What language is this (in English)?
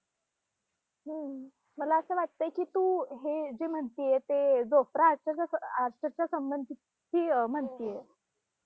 Marathi